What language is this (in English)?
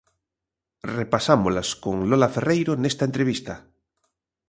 Galician